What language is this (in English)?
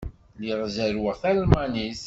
Kabyle